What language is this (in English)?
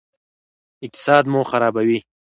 Pashto